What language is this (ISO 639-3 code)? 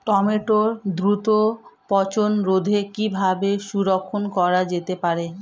ben